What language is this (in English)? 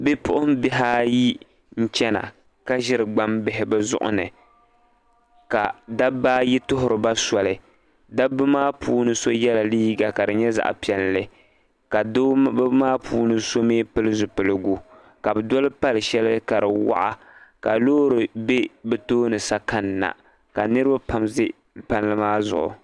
Dagbani